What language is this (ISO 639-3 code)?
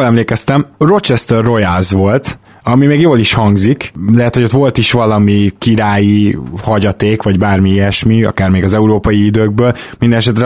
hun